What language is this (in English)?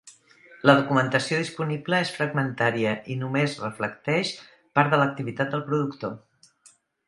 Catalan